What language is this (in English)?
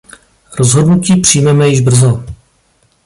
Czech